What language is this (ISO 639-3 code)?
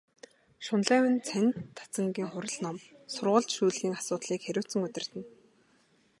mon